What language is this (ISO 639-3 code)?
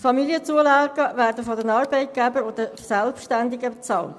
gsw